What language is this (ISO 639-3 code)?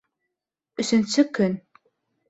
bak